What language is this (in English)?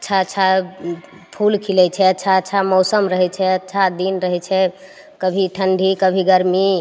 Maithili